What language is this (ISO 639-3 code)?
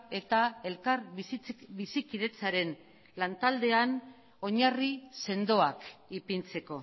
eus